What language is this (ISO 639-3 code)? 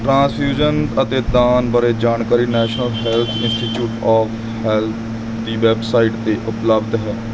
pan